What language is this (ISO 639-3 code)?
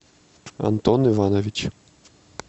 rus